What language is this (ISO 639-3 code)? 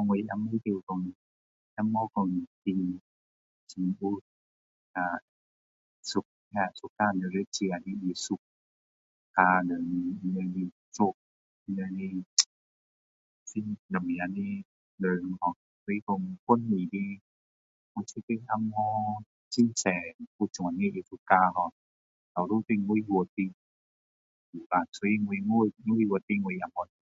cdo